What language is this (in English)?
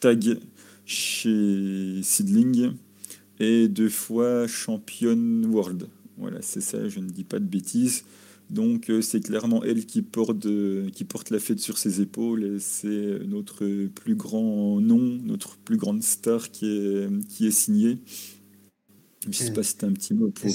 French